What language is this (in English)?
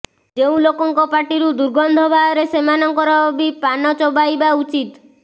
Odia